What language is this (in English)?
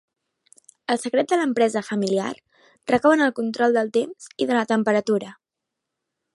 Catalan